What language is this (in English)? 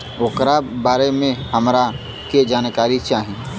Bhojpuri